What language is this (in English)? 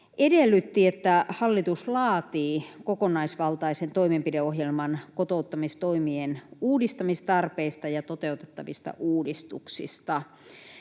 Finnish